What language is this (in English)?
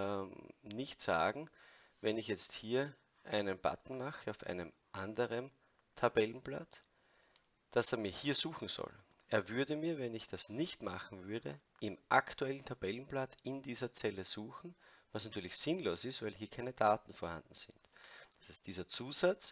German